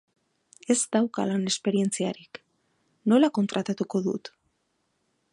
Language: Basque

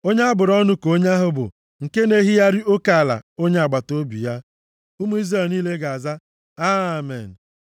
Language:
Igbo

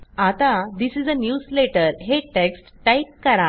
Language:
Marathi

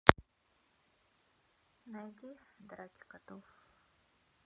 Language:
Russian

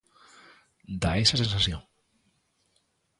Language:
Galician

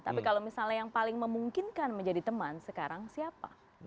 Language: Indonesian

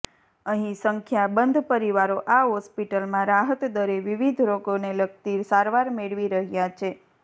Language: Gujarati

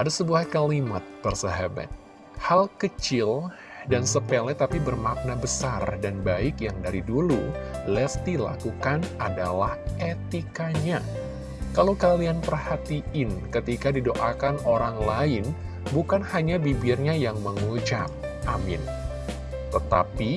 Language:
Indonesian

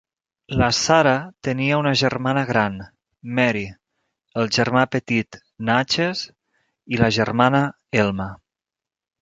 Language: Catalan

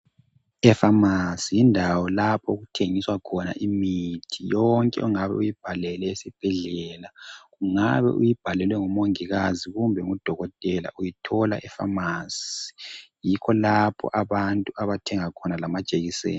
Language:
North Ndebele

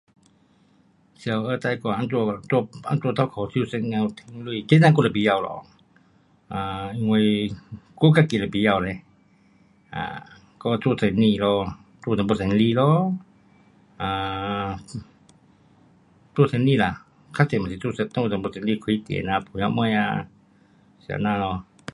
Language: Pu-Xian Chinese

